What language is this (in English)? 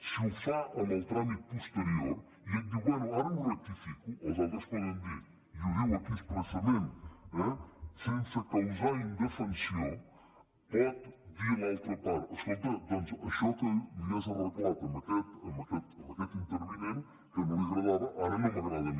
Catalan